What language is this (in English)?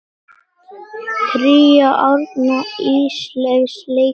Icelandic